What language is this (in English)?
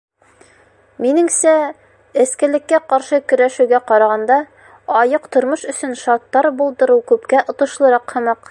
Bashkir